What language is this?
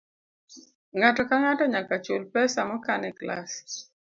Luo (Kenya and Tanzania)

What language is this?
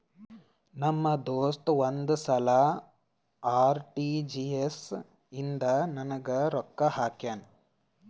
Kannada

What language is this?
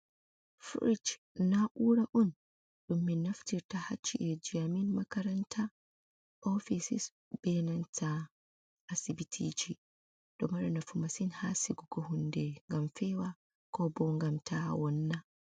Fula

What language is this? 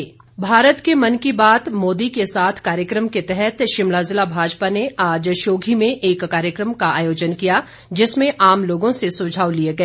Hindi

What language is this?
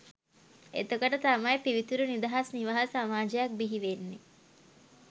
Sinhala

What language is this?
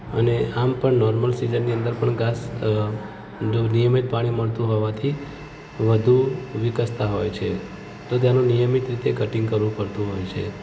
Gujarati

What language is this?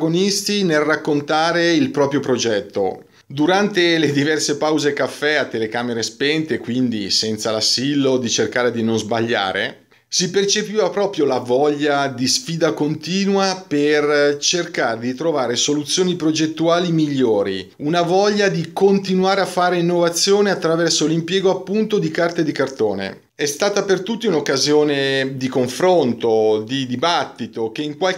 Italian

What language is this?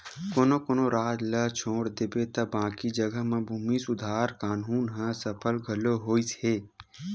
Chhattisgarhi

